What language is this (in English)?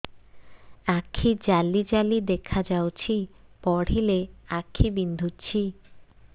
Odia